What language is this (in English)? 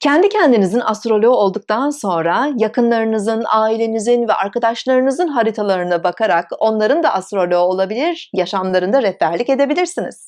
Turkish